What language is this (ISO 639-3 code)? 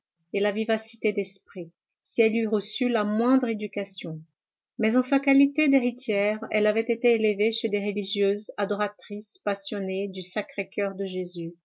fra